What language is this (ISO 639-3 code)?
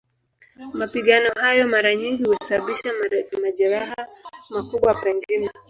swa